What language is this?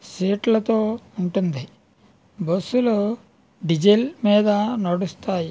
Telugu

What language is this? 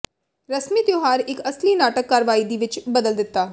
Punjabi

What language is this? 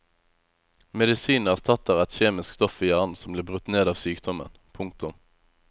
Norwegian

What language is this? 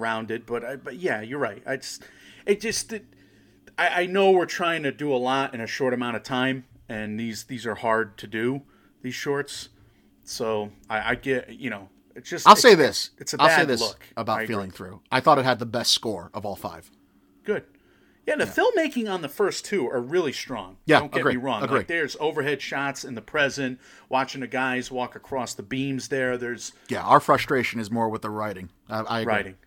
English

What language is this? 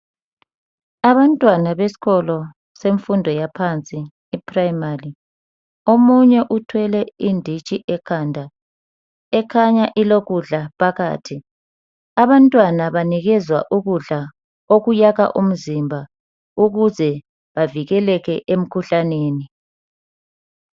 North Ndebele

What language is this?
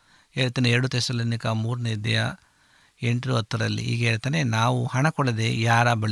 Kannada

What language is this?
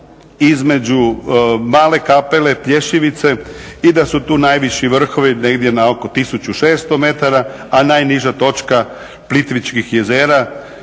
Croatian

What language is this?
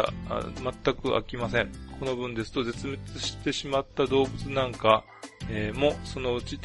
Japanese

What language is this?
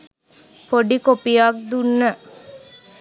Sinhala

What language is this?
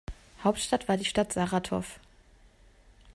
German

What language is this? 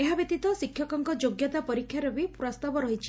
Odia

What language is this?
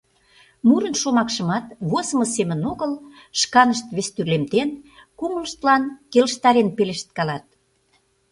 Mari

